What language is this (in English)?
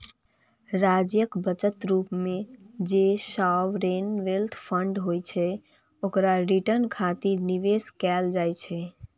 Maithili